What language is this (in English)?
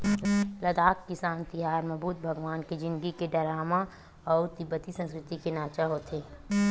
Chhattisgarhi